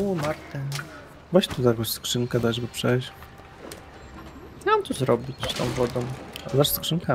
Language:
Polish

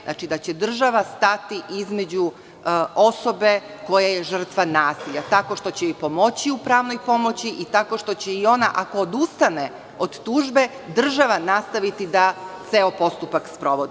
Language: Serbian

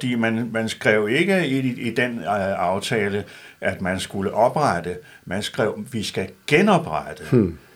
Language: Danish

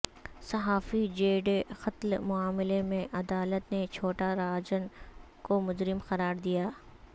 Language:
Urdu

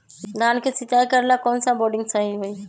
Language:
Magahi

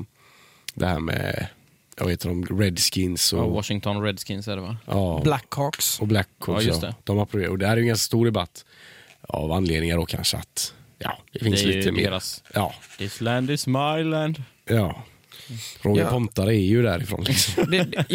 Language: Swedish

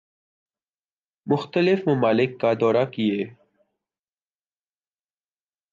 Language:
Urdu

